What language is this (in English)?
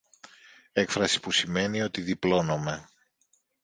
Greek